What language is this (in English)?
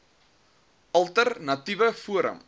Afrikaans